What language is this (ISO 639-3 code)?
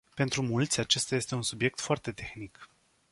ron